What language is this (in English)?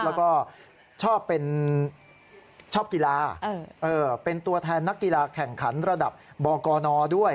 Thai